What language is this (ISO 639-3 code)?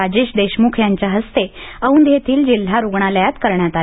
mar